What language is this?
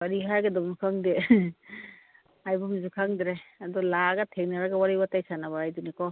Manipuri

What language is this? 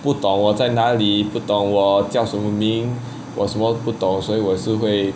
English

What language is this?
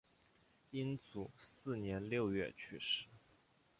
Chinese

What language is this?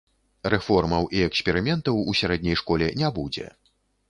Belarusian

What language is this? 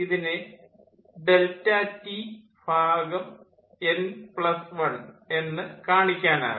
Malayalam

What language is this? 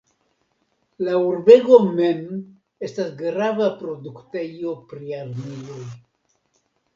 Esperanto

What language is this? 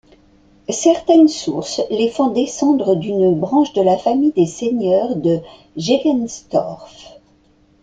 French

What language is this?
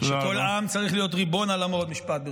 Hebrew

